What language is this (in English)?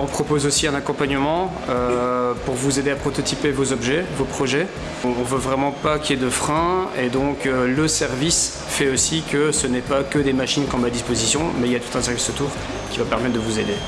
French